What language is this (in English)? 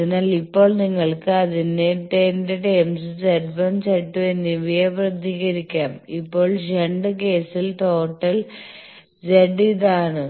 Malayalam